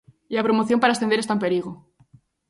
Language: Galician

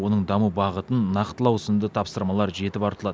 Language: Kazakh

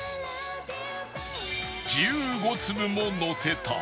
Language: Japanese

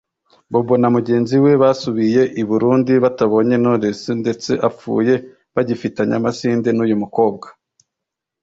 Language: Kinyarwanda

